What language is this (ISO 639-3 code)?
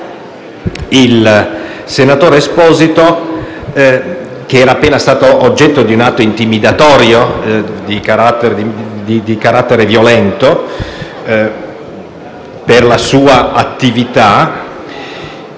ita